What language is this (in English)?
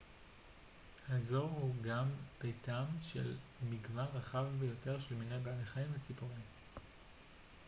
Hebrew